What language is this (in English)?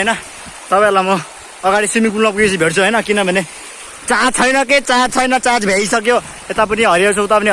Nepali